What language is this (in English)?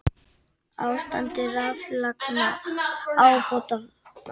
Icelandic